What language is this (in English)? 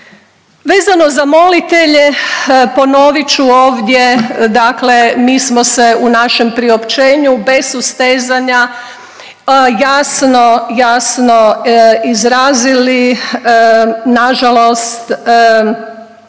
Croatian